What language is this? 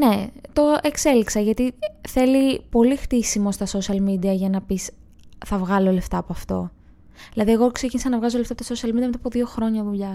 Greek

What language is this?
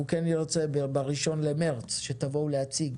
Hebrew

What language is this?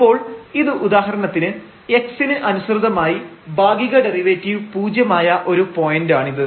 Malayalam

